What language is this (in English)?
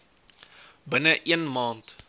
Afrikaans